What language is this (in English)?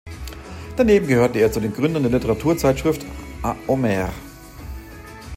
German